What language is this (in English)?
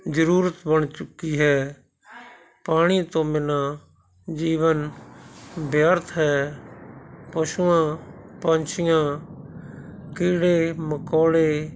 Punjabi